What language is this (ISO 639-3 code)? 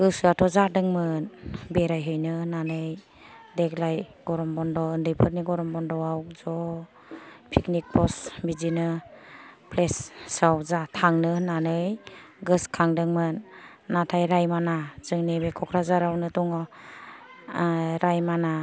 brx